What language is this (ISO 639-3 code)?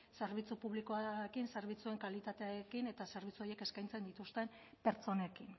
eus